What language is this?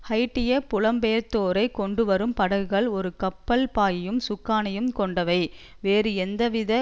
Tamil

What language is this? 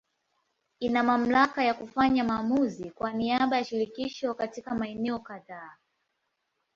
Swahili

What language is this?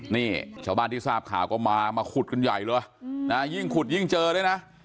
Thai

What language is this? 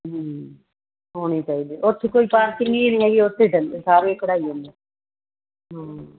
Punjabi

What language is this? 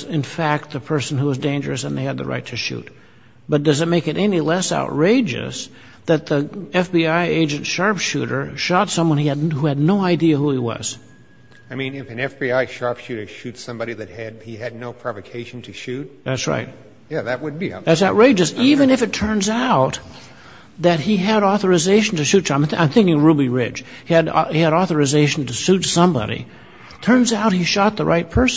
English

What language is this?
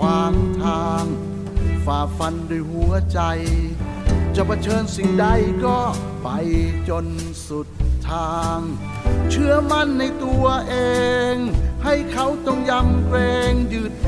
Thai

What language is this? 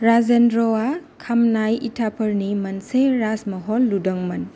Bodo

